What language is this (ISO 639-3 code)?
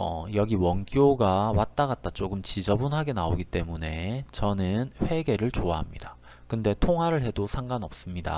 kor